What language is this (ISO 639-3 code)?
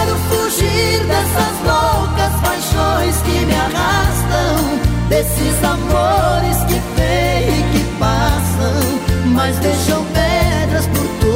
por